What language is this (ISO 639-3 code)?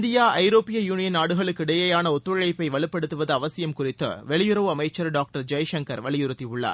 tam